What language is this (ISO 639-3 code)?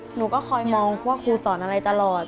tha